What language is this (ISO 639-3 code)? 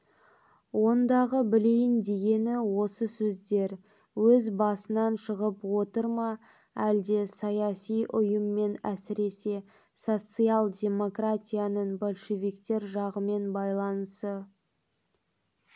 kaz